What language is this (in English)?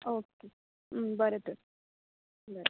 Konkani